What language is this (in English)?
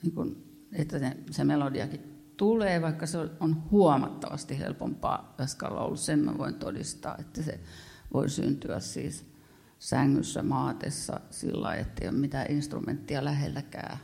Finnish